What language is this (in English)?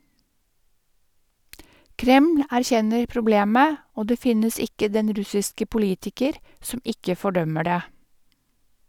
Norwegian